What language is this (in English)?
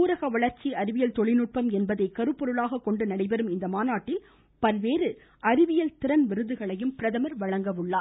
Tamil